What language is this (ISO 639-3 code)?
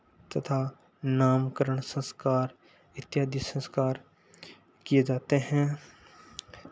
hin